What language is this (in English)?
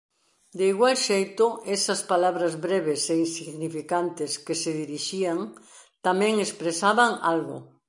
Galician